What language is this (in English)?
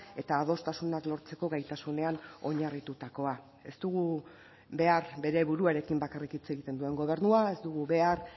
Basque